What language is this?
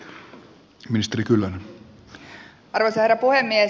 Finnish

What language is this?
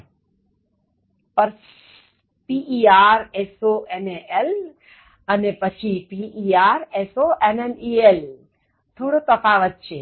Gujarati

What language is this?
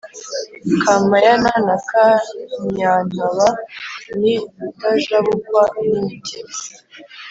Kinyarwanda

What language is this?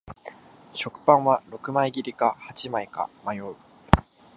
Japanese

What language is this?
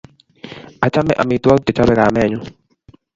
Kalenjin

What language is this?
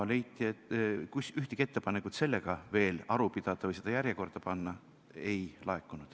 Estonian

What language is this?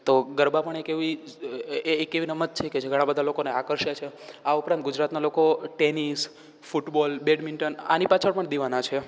Gujarati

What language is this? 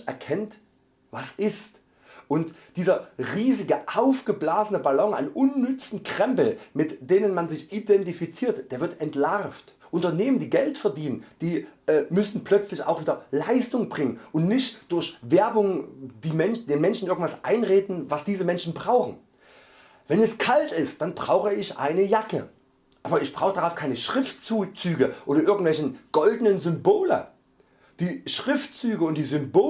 German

